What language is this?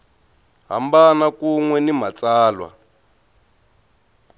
Tsonga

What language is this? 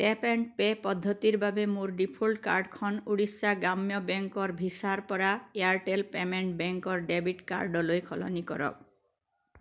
Assamese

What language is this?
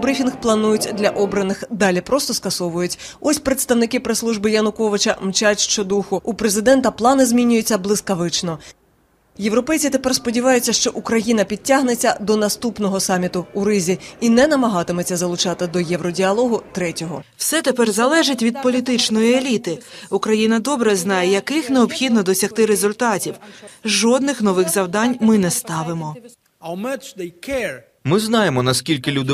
Ukrainian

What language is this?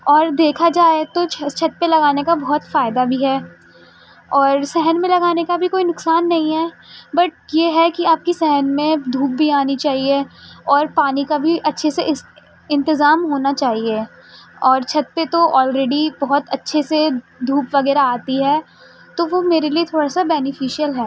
Urdu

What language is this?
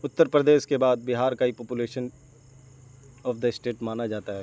Urdu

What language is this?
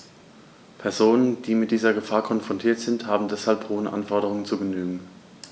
German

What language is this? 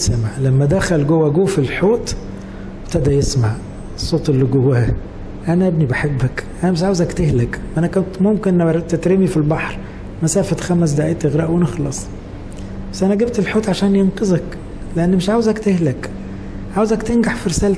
Arabic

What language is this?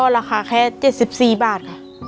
Thai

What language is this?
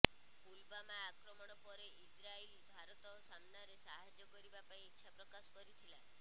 Odia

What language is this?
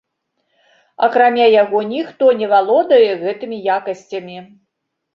Belarusian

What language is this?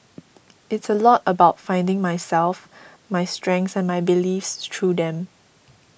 English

